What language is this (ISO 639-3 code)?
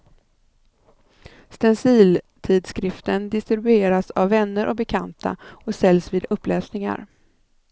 swe